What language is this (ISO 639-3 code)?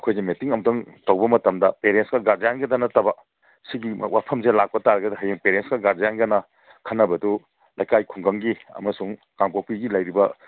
mni